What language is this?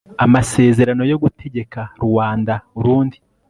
Kinyarwanda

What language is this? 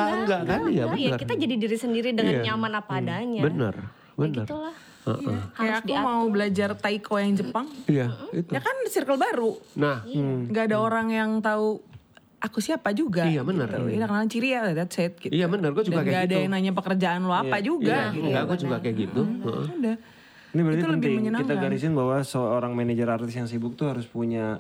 Indonesian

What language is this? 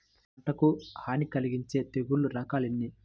Telugu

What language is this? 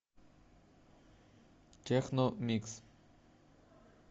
Russian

